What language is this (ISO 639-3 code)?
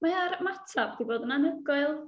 cym